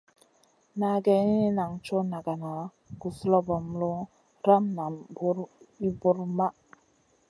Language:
Masana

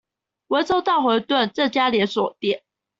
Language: Chinese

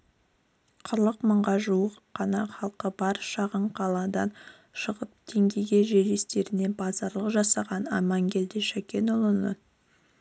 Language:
Kazakh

